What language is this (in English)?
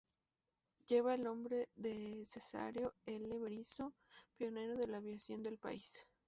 Spanish